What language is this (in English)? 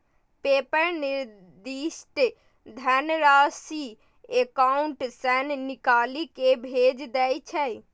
Maithili